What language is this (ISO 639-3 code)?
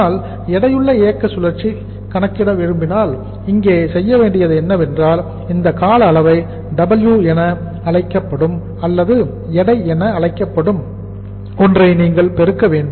tam